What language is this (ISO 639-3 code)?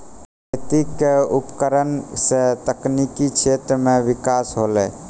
mai